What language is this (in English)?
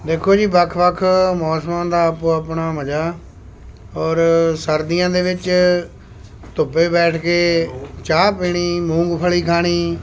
Punjabi